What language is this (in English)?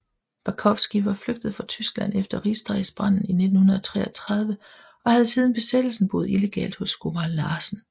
Danish